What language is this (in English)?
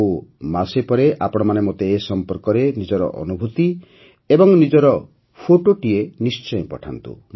Odia